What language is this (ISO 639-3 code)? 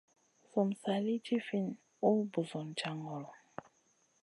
mcn